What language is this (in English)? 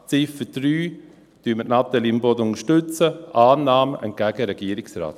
Swiss German